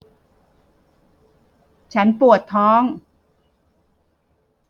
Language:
Thai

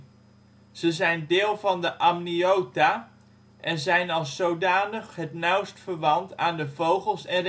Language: Dutch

